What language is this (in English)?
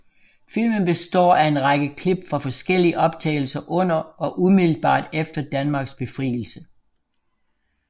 Danish